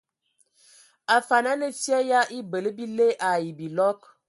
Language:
Ewondo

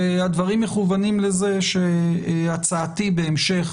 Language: Hebrew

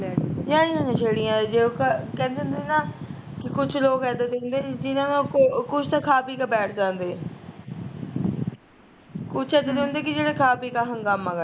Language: Punjabi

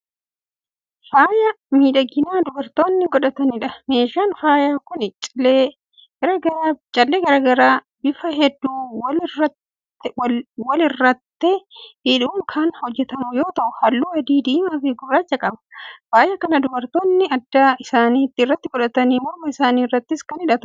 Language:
Oromo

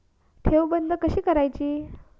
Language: Marathi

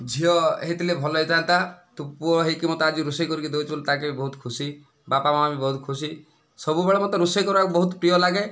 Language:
Odia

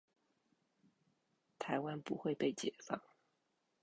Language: Chinese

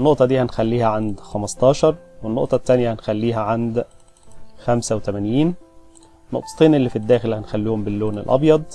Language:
Arabic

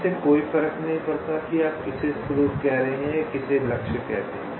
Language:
Hindi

